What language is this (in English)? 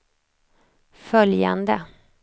Swedish